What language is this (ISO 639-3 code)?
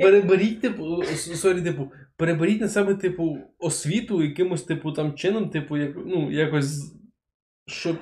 ukr